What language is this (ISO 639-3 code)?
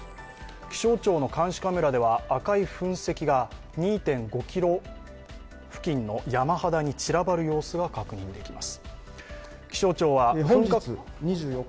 jpn